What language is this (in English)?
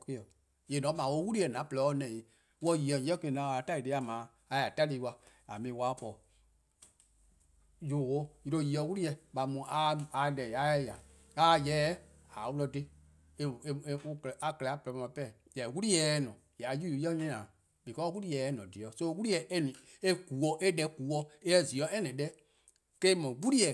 Eastern Krahn